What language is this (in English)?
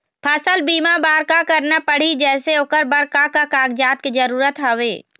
Chhattisgarhi